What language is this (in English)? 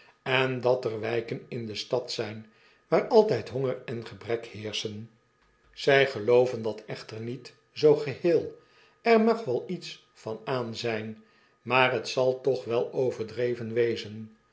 Dutch